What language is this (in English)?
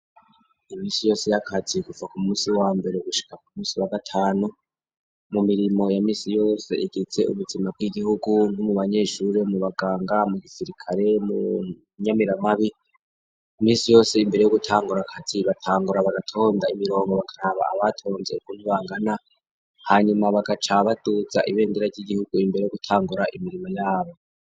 Rundi